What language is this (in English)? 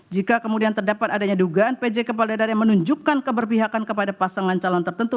Indonesian